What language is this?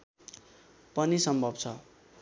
Nepali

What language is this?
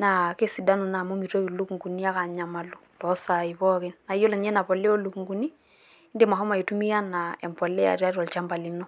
Masai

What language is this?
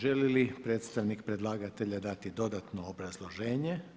Croatian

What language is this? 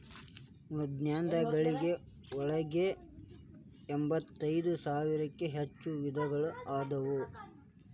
Kannada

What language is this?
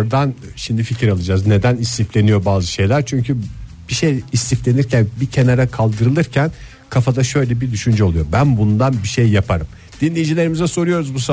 Turkish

